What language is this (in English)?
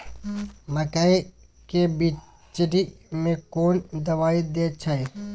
Maithili